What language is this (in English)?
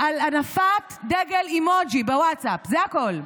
Hebrew